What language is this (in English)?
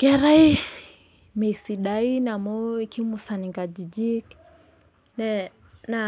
Masai